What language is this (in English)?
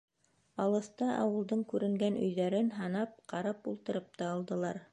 Bashkir